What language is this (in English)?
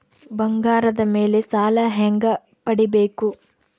Kannada